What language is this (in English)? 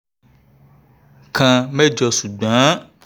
Yoruba